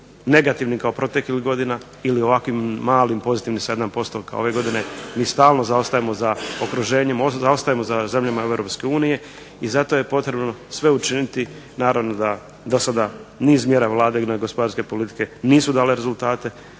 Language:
Croatian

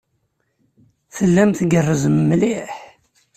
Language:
Kabyle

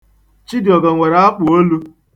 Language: Igbo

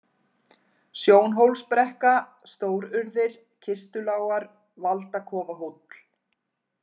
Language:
Icelandic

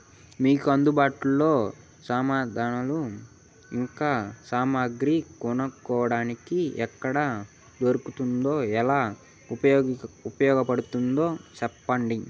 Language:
Telugu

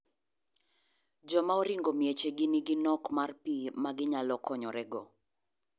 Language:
Luo (Kenya and Tanzania)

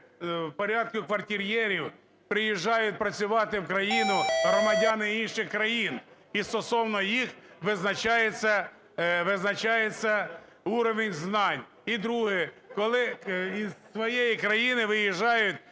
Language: Ukrainian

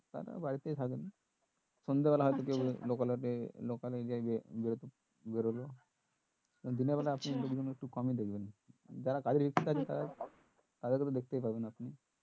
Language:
Bangla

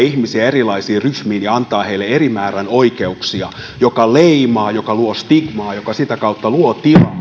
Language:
Finnish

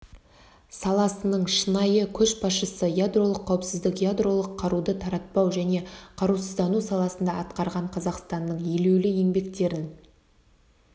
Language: Kazakh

